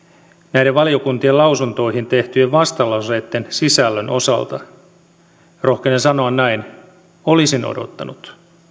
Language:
Finnish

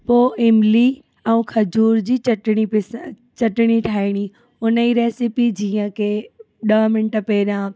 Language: Sindhi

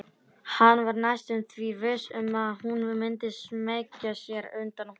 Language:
Icelandic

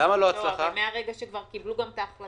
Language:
Hebrew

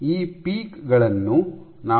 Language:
Kannada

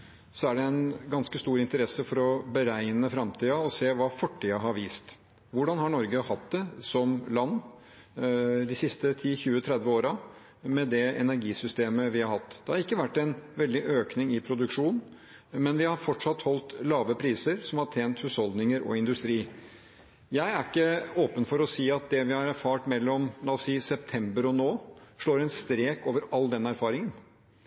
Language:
Norwegian Bokmål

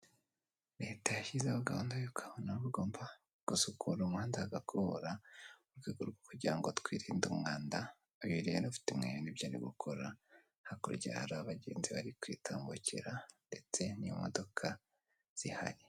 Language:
Kinyarwanda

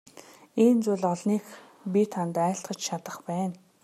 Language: Mongolian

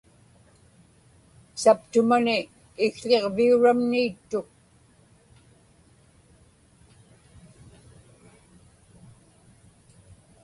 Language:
Inupiaq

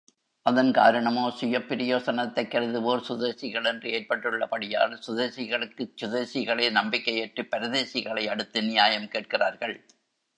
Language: Tamil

